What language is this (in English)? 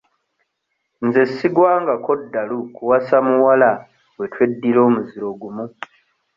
Ganda